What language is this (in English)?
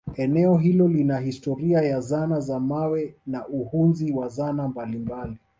Swahili